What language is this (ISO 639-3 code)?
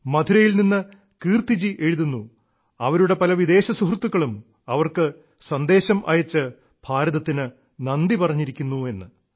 mal